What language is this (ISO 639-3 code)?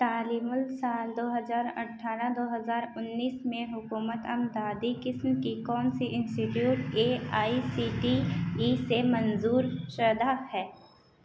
urd